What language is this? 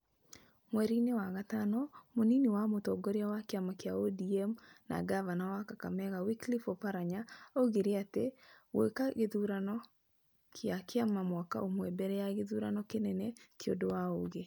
Kikuyu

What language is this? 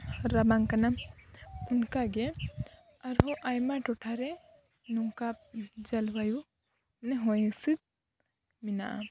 Santali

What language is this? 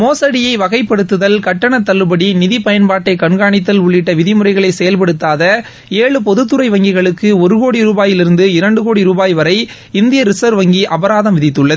Tamil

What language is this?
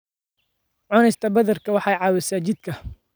Somali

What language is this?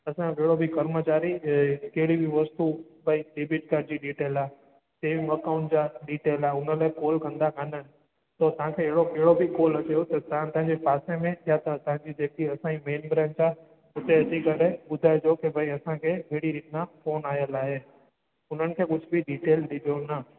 Sindhi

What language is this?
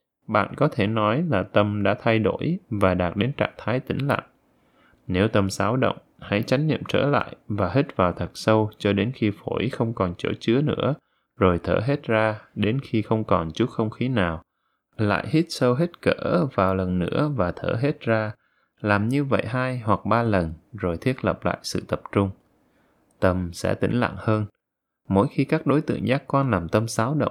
Vietnamese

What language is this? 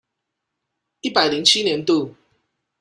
Chinese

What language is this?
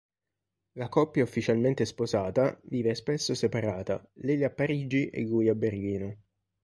Italian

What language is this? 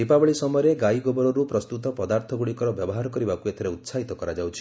Odia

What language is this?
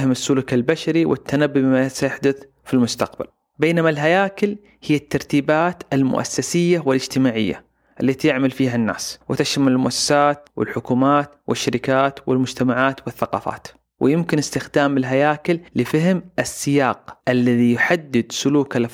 Arabic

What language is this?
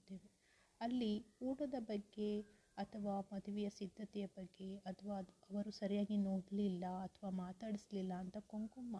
Kannada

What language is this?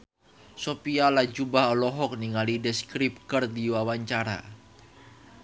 Sundanese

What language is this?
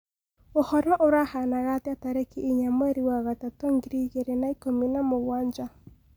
Kikuyu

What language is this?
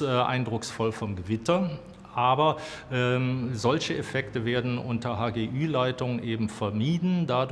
German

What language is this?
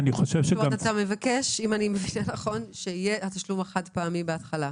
Hebrew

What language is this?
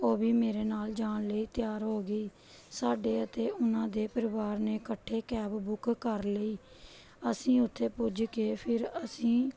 Punjabi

